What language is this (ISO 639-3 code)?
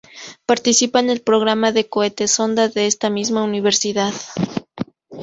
spa